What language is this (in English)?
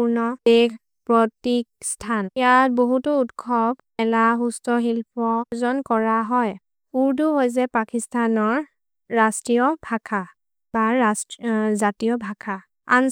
Maria (India)